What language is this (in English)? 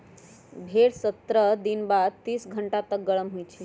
Magahi